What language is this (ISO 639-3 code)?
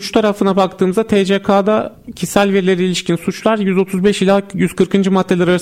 tur